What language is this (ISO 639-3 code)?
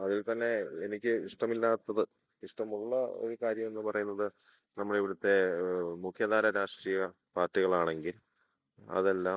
mal